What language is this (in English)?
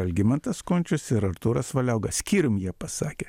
Lithuanian